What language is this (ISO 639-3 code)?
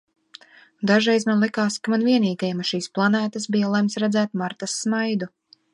lav